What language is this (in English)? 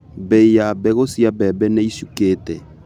Kikuyu